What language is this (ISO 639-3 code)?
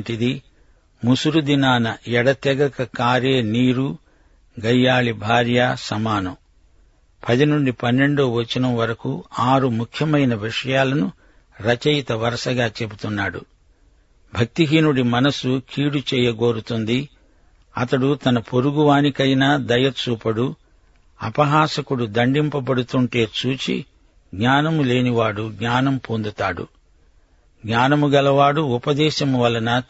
tel